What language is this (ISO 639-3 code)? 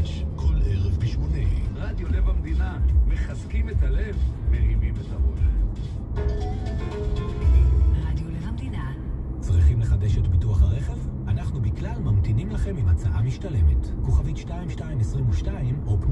heb